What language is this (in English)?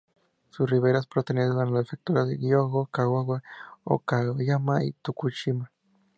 Spanish